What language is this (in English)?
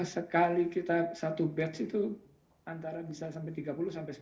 Indonesian